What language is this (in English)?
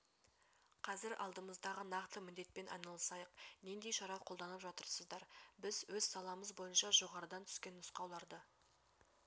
Kazakh